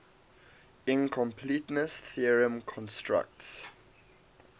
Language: English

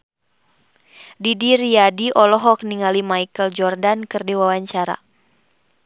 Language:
Sundanese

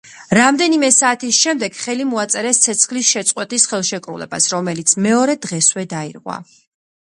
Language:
Georgian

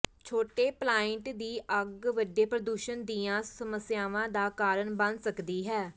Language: Punjabi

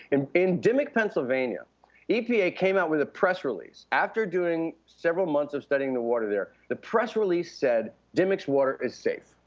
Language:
English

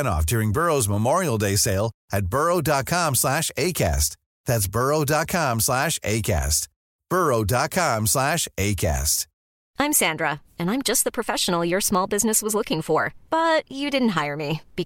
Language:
Hindi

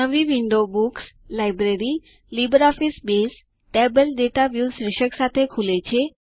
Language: Gujarati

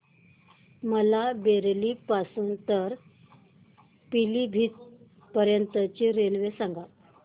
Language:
Marathi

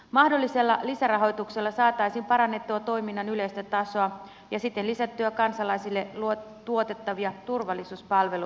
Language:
Finnish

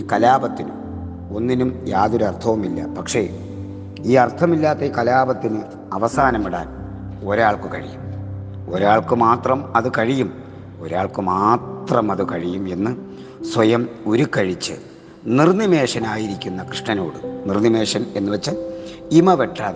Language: Malayalam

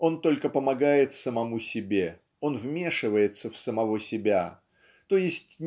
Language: Russian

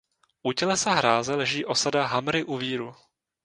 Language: Czech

